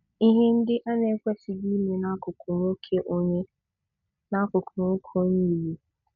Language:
Igbo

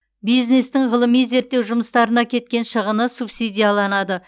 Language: Kazakh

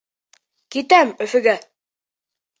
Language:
Bashkir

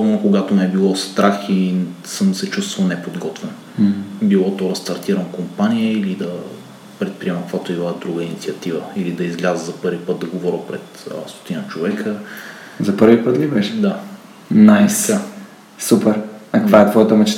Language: Bulgarian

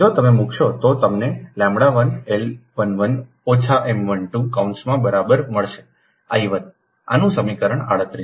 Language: Gujarati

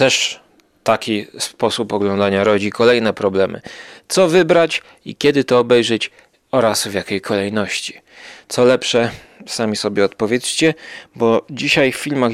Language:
Polish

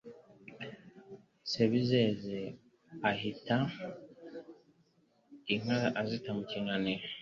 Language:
Kinyarwanda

